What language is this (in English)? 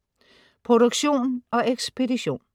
Danish